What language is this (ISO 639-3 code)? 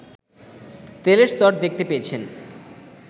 ben